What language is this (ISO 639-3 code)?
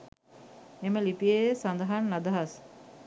sin